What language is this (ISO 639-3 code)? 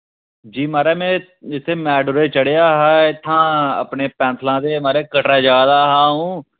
doi